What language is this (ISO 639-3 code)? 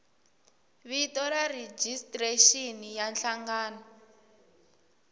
tso